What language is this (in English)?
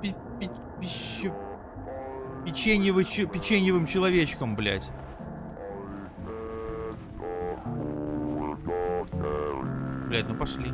Russian